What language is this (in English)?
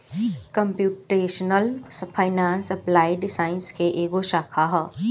Bhojpuri